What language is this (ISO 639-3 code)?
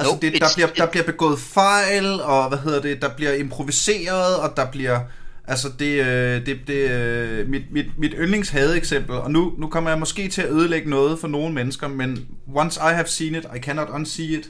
dan